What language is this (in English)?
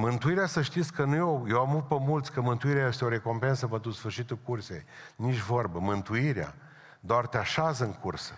Romanian